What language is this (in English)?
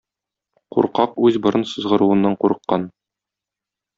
Tatar